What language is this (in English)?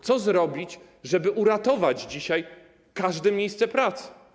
Polish